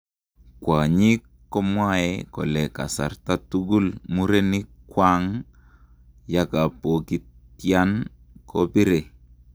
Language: Kalenjin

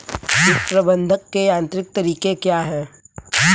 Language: Hindi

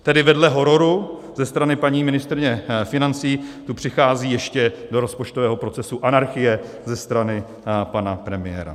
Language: Czech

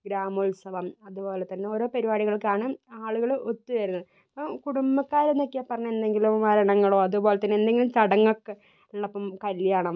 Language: Malayalam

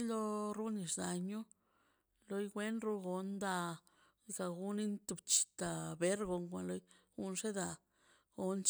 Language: Mazaltepec Zapotec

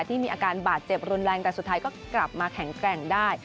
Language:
Thai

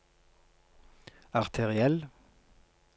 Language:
Norwegian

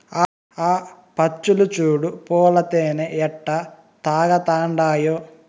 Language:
Telugu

